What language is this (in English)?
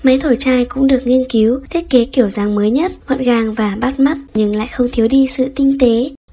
Vietnamese